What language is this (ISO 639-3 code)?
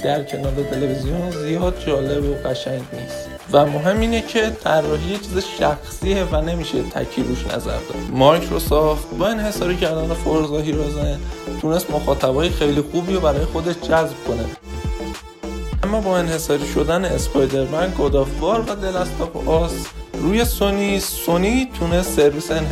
fas